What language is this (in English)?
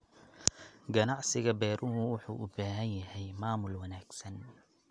Somali